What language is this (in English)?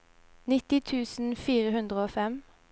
Norwegian